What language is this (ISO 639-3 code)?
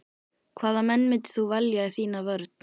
isl